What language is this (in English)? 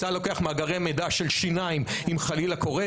Hebrew